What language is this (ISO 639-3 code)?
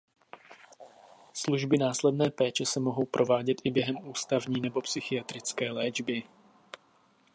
ces